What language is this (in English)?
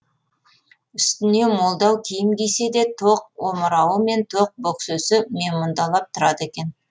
Kazakh